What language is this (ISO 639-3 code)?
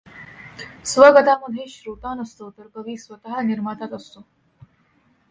mar